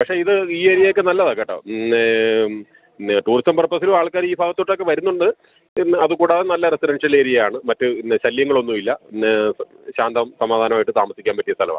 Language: Malayalam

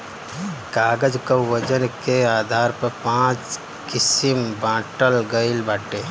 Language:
Bhojpuri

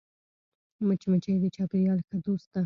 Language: Pashto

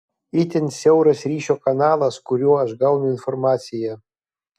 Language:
Lithuanian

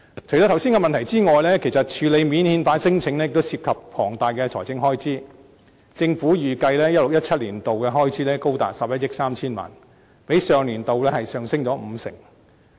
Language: Cantonese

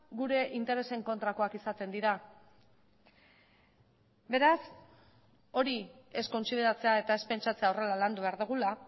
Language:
Basque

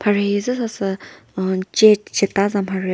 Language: Chokri Naga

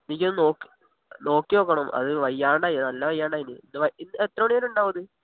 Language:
Malayalam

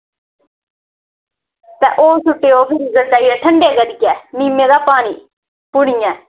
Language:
Dogri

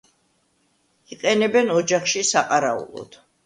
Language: Georgian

